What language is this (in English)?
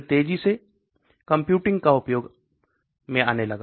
Hindi